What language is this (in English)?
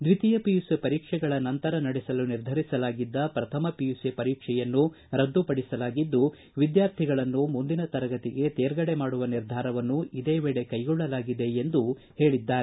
Kannada